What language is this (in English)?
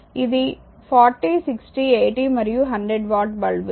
Telugu